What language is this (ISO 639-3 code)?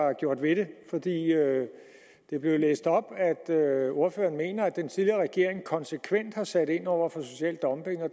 dan